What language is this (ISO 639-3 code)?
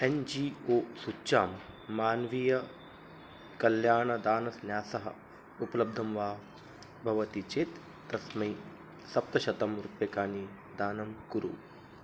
san